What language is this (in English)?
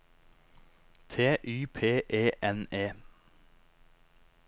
Norwegian